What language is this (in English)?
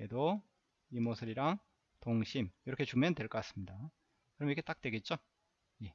Korean